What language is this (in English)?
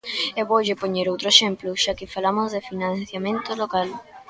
Galician